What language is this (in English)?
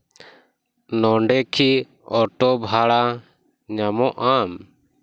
Santali